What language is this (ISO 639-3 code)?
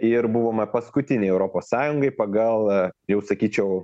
lit